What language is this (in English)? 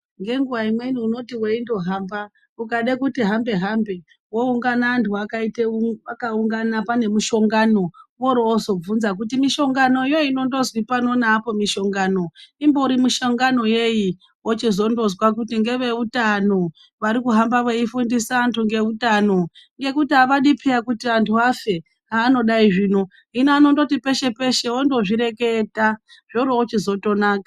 Ndau